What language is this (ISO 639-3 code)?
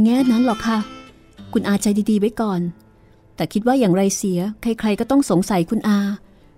tha